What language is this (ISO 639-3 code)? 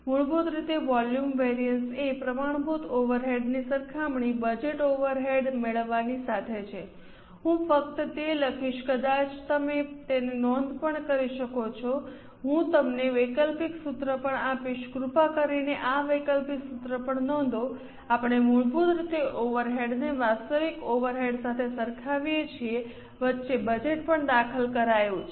guj